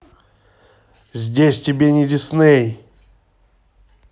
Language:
Russian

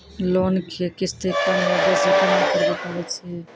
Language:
Maithili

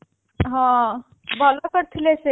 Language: Odia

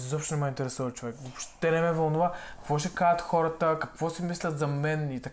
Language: Bulgarian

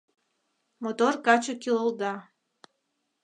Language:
Mari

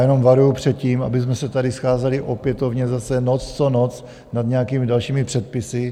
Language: Czech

